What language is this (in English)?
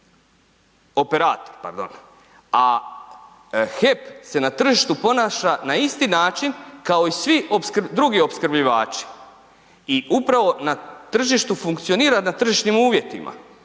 Croatian